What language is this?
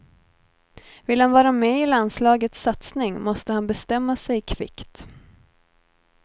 Swedish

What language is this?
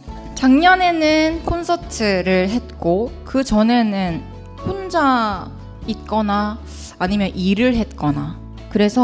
Korean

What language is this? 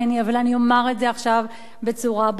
Hebrew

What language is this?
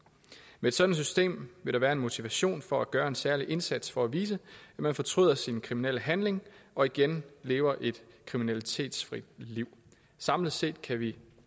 Danish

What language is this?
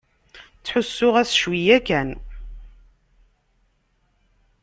Kabyle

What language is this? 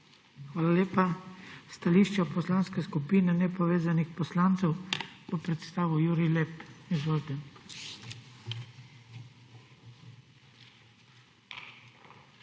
Slovenian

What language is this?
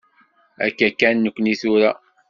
Kabyle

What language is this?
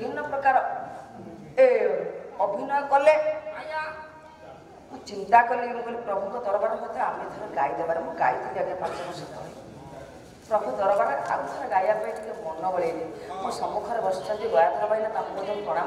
Arabic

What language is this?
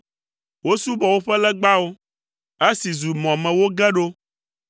Ewe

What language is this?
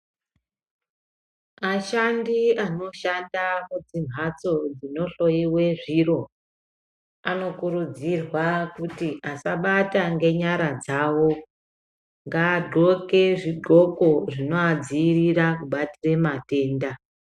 Ndau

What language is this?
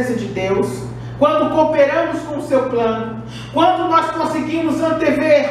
Portuguese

